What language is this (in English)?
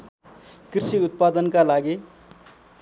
Nepali